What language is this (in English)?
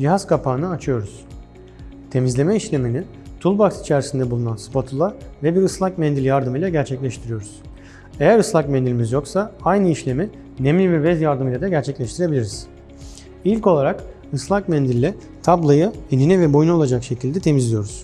Turkish